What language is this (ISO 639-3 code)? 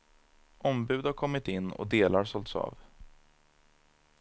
swe